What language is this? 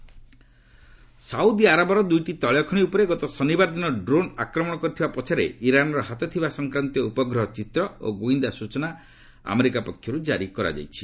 Odia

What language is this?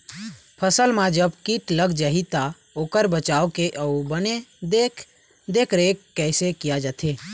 Chhattisgarhi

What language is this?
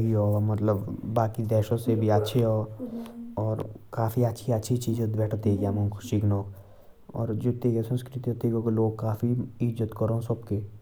Jaunsari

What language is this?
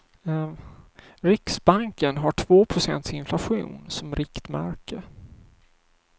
Swedish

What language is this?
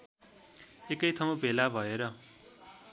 Nepali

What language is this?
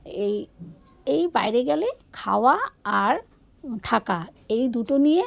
Bangla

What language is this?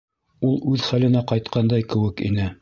Bashkir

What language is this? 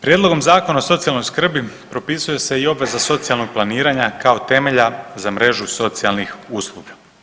Croatian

